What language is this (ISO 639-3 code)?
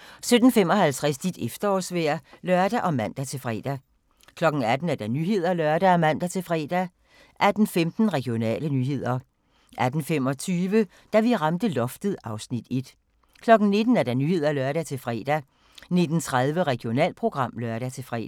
dan